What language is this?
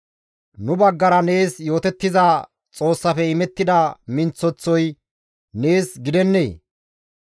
Gamo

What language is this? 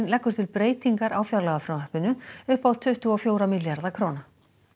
Icelandic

